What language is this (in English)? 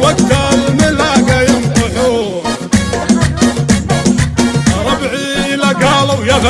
Arabic